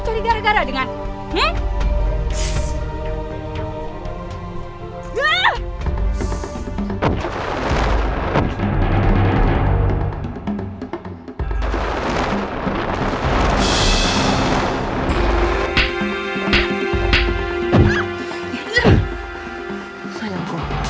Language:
Indonesian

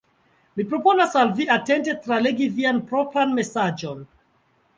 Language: Esperanto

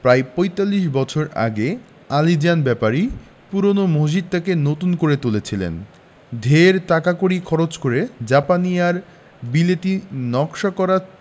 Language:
Bangla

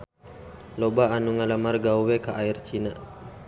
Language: Sundanese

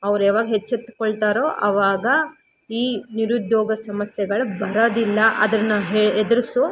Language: Kannada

